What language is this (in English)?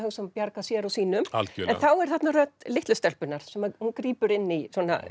Icelandic